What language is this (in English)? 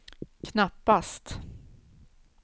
Swedish